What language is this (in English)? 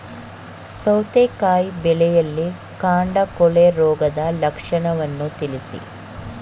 Kannada